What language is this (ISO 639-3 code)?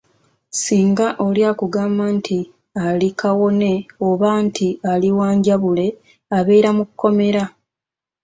lug